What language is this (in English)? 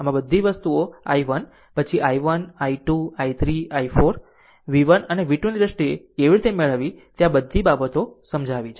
Gujarati